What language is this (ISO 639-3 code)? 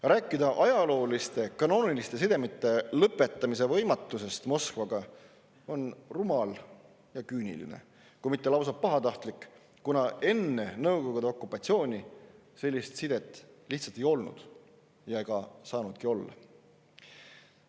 est